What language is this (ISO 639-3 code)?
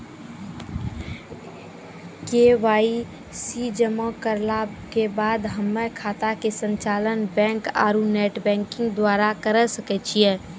mai